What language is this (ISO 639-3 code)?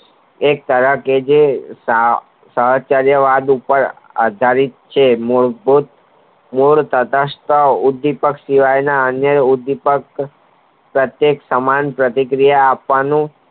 guj